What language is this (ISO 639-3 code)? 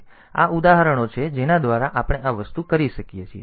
guj